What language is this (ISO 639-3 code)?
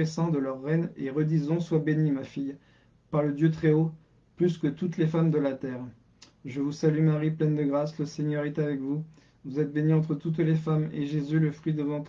fra